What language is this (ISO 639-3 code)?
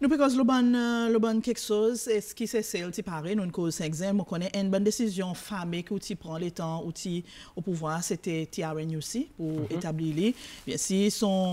fra